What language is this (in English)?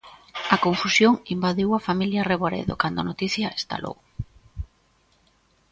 Galician